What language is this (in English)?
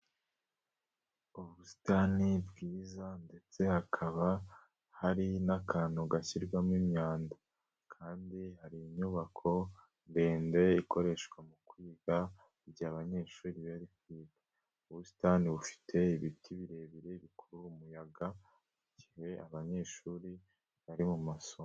Kinyarwanda